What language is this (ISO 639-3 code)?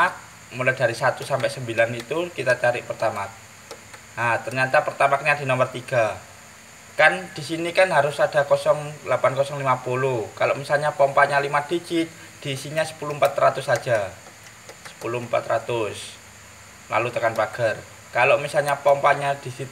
ind